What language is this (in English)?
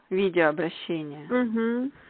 Russian